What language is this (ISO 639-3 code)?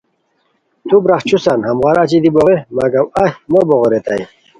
khw